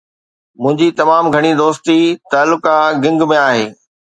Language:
Sindhi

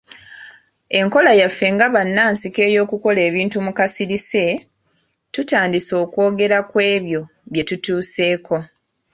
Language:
Ganda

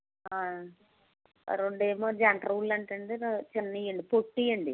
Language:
Telugu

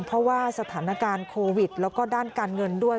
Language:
Thai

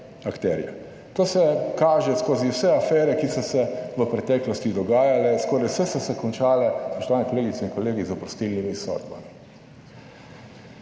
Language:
Slovenian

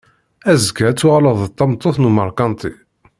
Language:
Kabyle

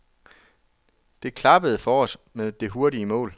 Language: Danish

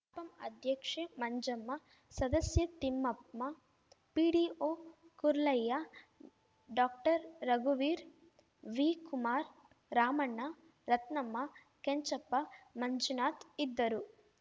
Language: Kannada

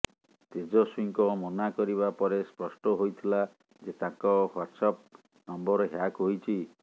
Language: Odia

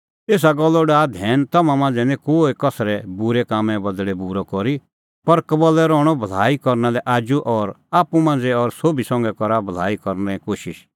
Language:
Kullu Pahari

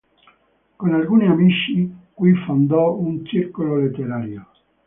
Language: Italian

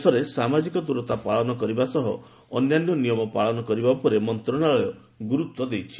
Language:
Odia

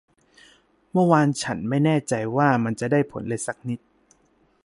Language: Thai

